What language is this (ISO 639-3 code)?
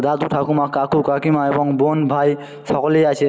ben